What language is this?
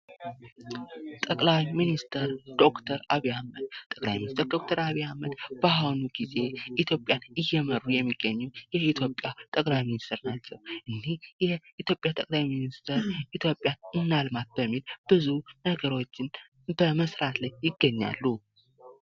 Amharic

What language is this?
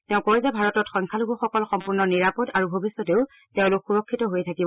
Assamese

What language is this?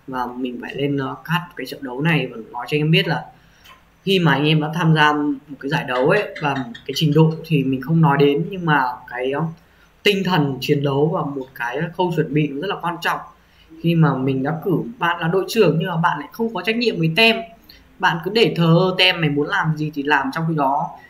Vietnamese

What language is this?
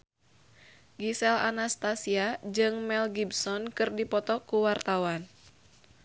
Sundanese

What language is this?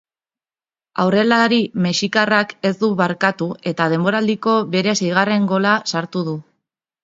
Basque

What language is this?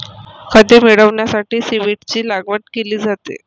Marathi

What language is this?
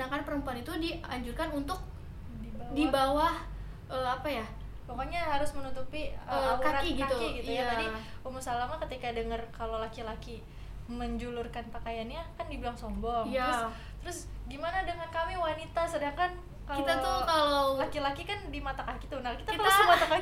Indonesian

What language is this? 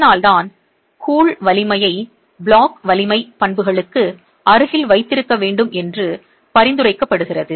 Tamil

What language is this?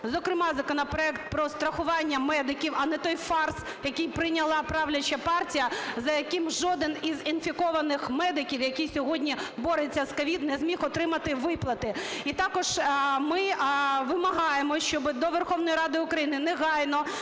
Ukrainian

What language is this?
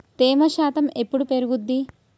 Telugu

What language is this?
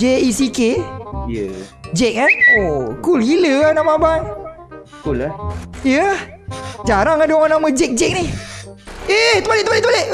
Malay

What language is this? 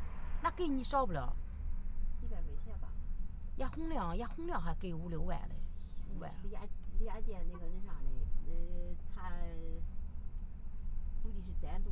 Chinese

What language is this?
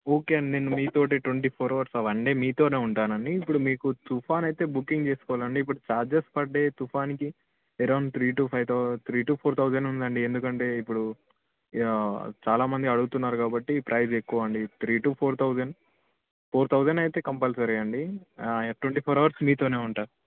Telugu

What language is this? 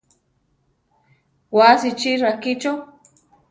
Central Tarahumara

